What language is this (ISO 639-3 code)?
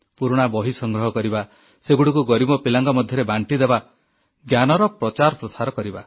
ori